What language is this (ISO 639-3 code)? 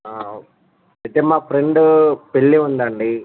tel